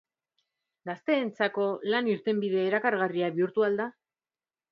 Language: Basque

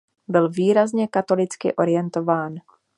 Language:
Czech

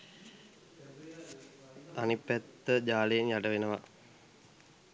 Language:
Sinhala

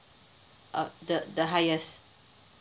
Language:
English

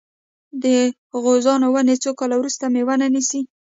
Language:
Pashto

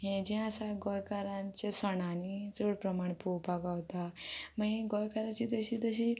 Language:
Konkani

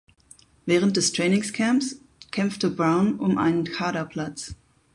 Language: German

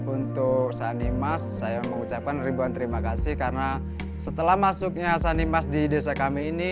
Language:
Indonesian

